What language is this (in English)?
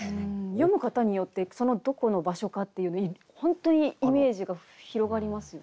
Japanese